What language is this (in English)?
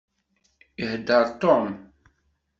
Kabyle